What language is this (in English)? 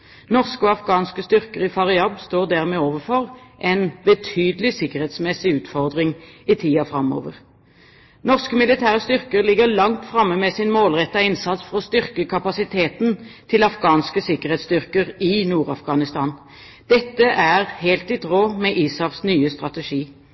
Norwegian Bokmål